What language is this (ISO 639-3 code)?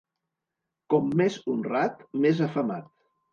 cat